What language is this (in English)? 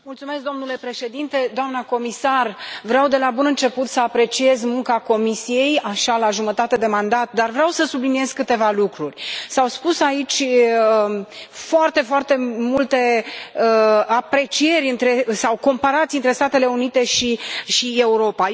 Romanian